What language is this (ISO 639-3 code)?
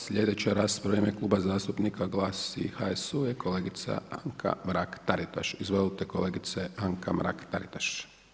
hrv